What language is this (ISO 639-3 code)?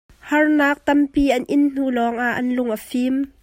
cnh